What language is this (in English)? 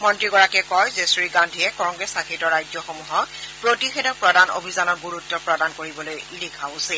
Assamese